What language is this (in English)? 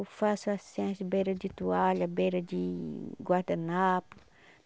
Portuguese